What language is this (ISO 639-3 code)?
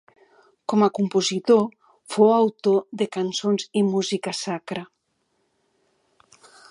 cat